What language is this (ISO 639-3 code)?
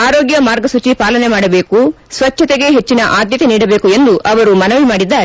kan